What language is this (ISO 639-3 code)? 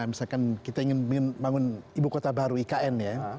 ind